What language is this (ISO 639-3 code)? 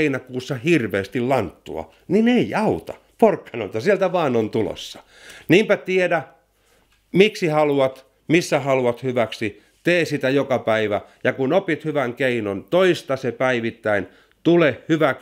fin